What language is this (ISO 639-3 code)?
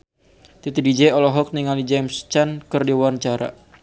sun